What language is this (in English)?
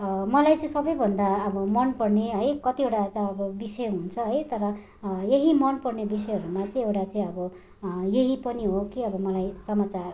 Nepali